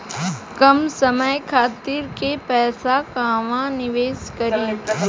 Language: Bhojpuri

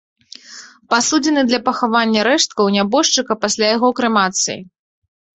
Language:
Belarusian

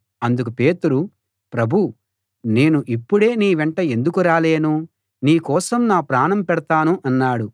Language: Telugu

